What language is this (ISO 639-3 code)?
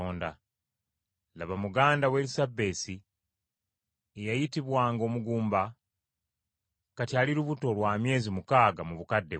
lug